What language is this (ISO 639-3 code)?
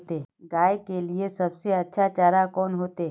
mag